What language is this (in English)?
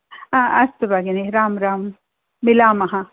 Sanskrit